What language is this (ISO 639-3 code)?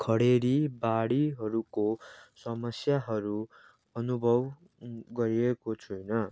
nep